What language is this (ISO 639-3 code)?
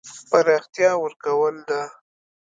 pus